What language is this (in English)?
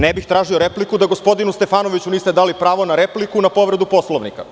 Serbian